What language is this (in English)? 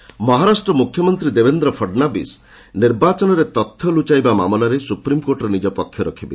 Odia